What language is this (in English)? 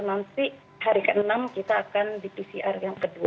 Indonesian